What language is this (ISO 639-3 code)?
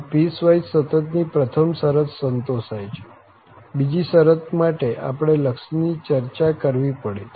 guj